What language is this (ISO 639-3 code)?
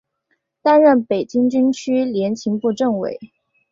zho